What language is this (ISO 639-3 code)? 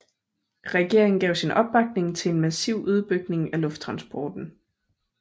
dan